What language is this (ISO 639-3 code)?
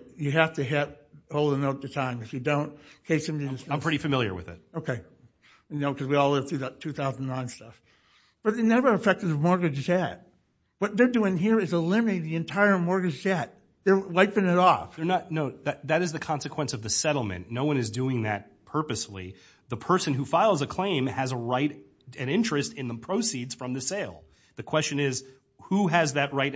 eng